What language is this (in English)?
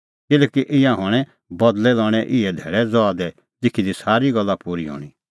Kullu Pahari